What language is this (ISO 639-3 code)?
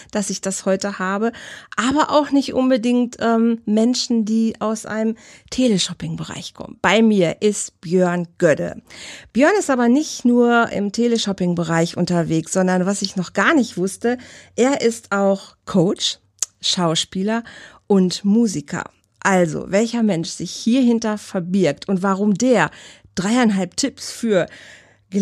deu